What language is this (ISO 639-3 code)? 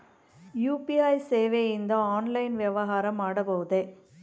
kan